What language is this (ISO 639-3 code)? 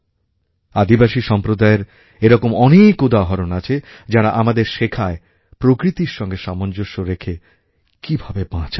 ben